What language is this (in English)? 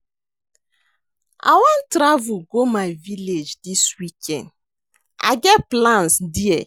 Nigerian Pidgin